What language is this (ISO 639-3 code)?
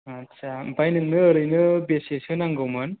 brx